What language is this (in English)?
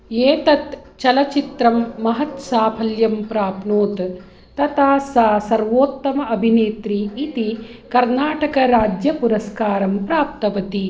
Sanskrit